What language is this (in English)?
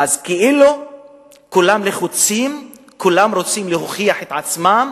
Hebrew